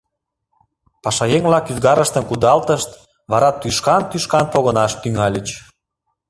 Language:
Mari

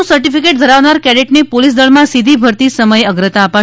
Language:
Gujarati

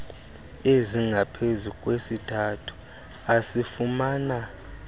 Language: Xhosa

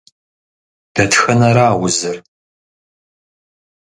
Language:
Kabardian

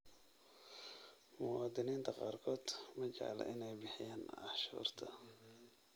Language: Somali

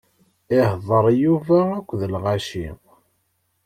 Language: Kabyle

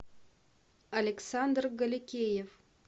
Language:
Russian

